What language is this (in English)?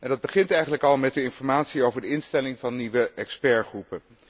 Dutch